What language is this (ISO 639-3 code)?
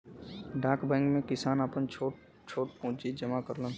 bho